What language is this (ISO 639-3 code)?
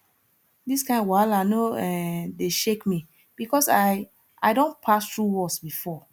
pcm